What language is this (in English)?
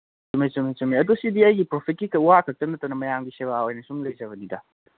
Manipuri